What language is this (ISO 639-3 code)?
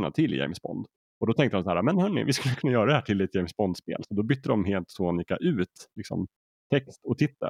swe